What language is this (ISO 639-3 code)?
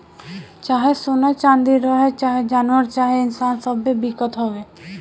bho